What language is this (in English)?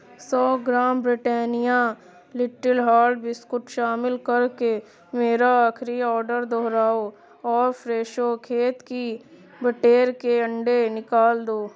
Urdu